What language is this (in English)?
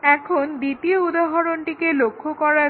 Bangla